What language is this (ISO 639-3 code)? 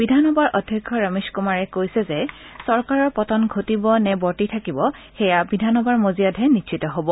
asm